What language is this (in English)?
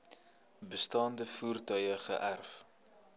Afrikaans